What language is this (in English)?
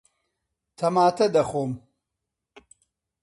Central Kurdish